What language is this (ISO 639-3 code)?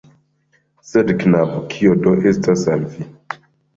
epo